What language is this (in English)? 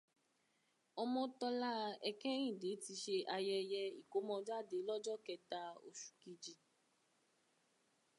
Yoruba